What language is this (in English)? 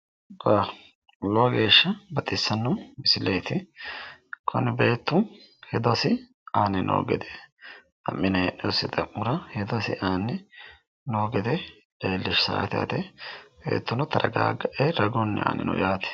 Sidamo